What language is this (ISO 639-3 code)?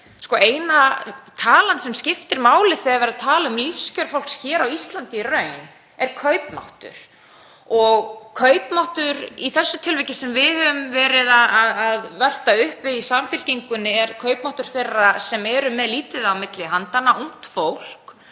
isl